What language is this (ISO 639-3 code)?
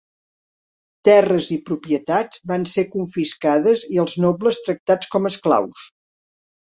cat